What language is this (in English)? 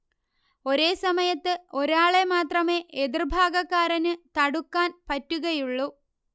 Malayalam